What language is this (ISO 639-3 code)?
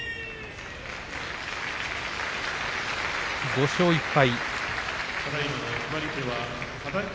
jpn